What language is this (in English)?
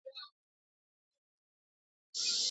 Georgian